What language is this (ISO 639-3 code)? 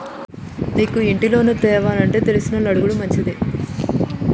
tel